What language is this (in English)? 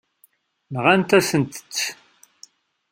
Kabyle